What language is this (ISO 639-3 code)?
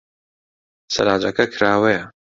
ckb